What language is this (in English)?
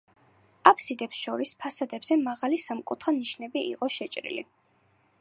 Georgian